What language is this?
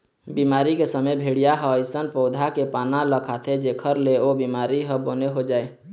Chhattisgarhi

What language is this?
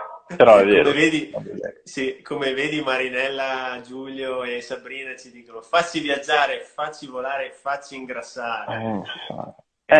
Italian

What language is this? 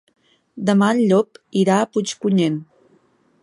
Catalan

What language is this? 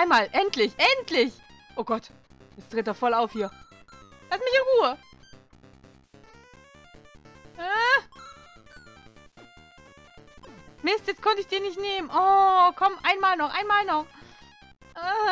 German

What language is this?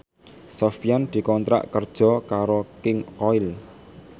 Javanese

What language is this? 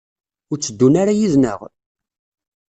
Kabyle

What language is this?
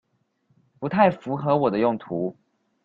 Chinese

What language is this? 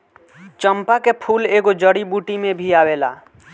Bhojpuri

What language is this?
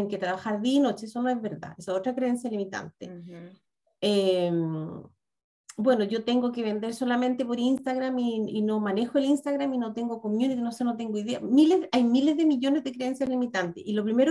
Spanish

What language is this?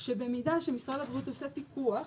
Hebrew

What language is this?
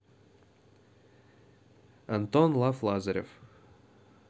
Russian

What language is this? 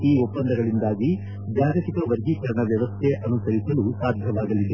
Kannada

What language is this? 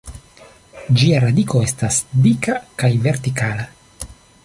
Esperanto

